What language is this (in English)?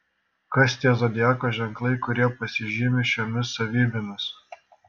Lithuanian